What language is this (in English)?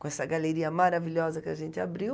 Portuguese